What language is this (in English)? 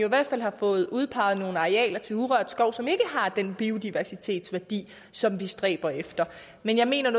Danish